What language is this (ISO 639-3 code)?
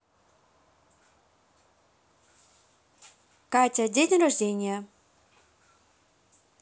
rus